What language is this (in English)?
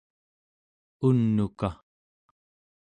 Central Yupik